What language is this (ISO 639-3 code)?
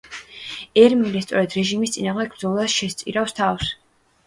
kat